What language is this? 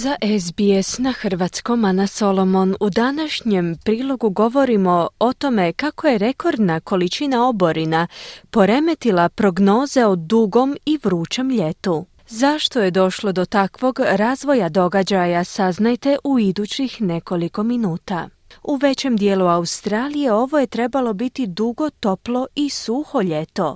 Croatian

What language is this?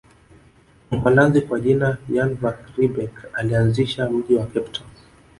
Swahili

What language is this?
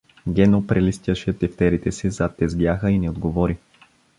Bulgarian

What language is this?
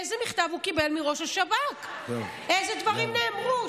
Hebrew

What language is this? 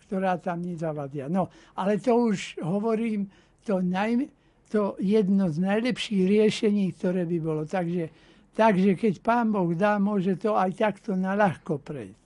Slovak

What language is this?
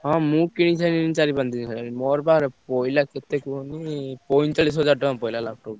Odia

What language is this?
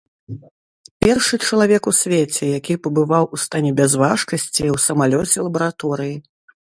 Belarusian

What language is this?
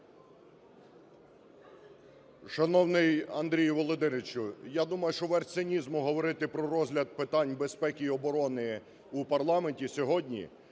Ukrainian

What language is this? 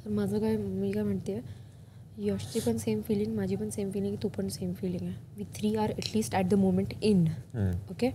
Hindi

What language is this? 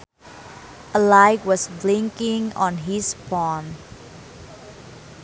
Sundanese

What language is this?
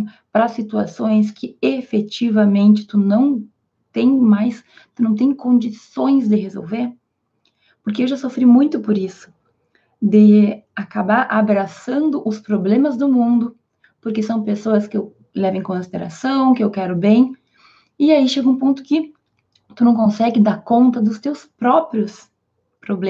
Portuguese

